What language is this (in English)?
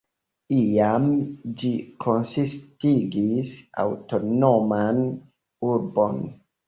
Esperanto